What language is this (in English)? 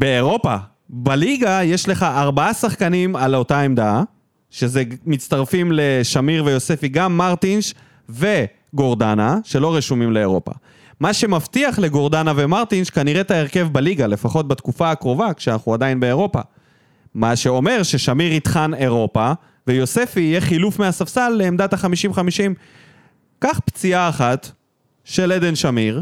Hebrew